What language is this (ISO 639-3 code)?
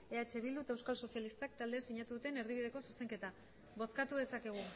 eus